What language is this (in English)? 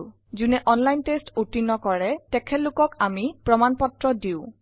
Assamese